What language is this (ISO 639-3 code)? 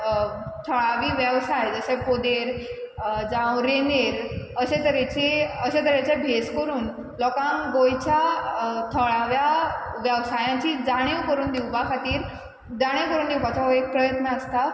kok